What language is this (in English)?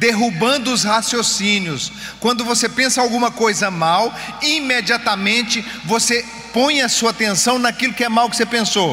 Portuguese